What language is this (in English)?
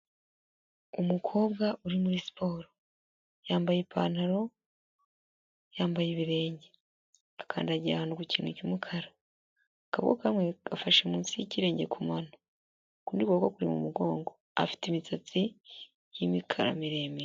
Kinyarwanda